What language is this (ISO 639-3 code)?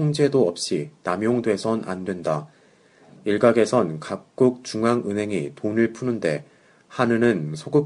kor